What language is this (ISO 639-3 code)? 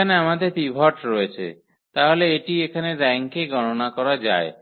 ben